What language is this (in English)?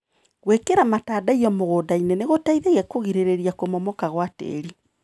Kikuyu